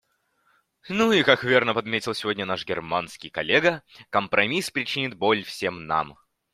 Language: Russian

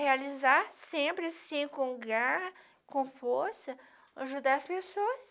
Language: Portuguese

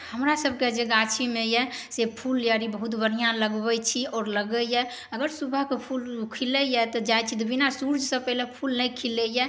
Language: Maithili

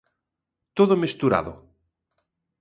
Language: Galician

